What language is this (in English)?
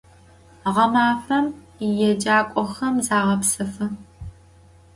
Adyghe